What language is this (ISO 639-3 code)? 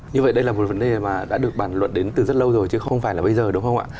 vie